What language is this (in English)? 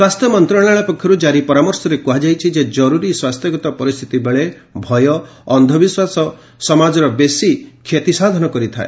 Odia